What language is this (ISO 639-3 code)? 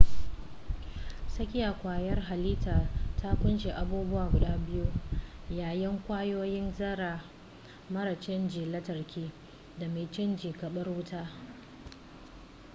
hau